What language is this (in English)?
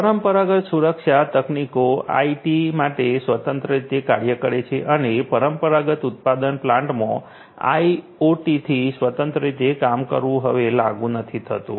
Gujarati